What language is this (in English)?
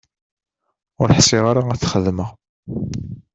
Kabyle